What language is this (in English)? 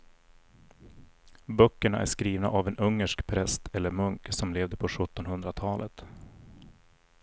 Swedish